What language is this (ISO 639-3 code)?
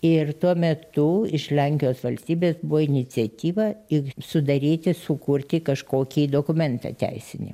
lit